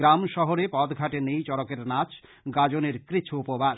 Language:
Bangla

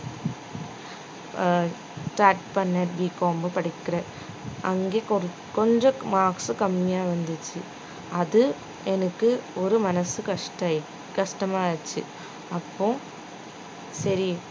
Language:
Tamil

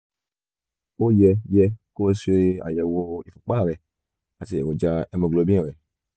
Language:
Yoruba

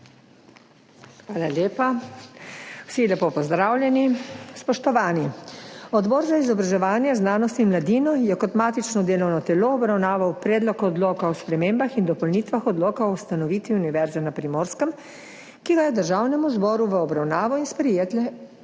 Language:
Slovenian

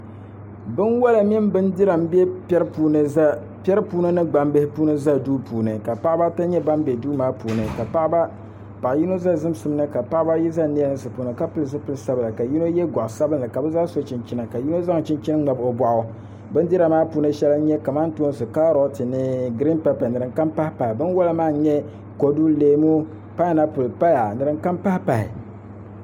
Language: Dagbani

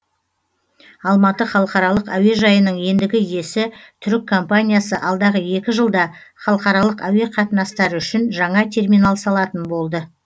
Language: Kazakh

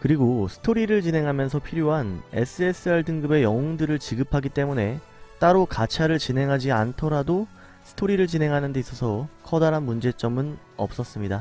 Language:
Korean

